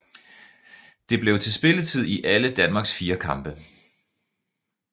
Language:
Danish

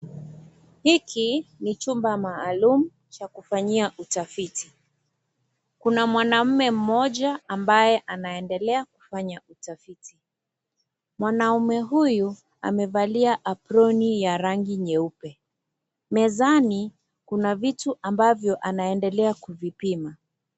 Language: Swahili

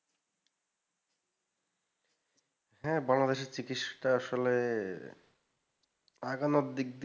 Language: Bangla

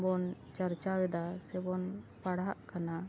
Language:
Santali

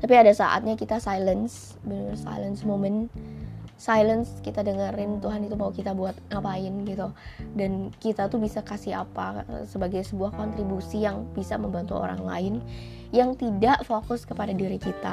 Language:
Indonesian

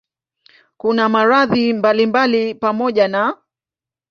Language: Swahili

